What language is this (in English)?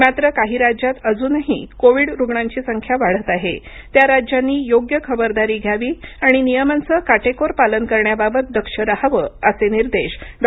Marathi